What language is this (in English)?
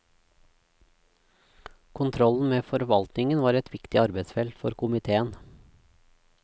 Norwegian